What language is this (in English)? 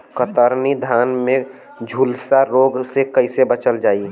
Bhojpuri